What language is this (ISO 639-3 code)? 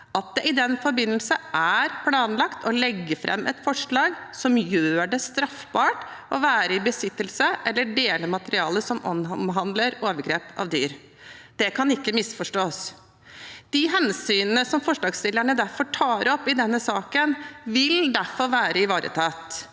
nor